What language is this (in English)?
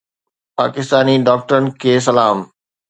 Sindhi